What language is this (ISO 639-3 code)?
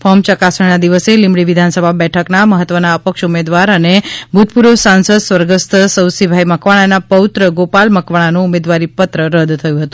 guj